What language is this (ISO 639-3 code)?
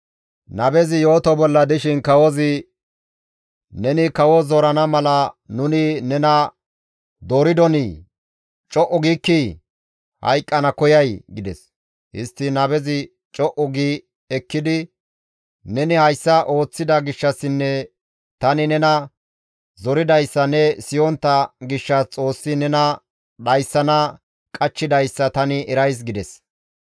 gmv